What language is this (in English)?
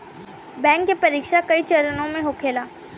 Bhojpuri